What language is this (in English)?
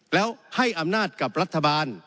Thai